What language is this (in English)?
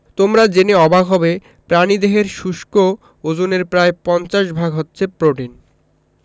Bangla